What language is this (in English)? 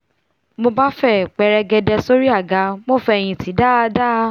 Yoruba